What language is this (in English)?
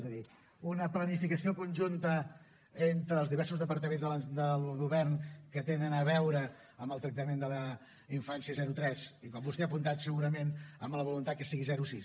Catalan